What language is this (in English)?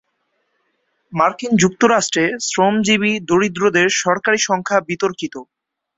Bangla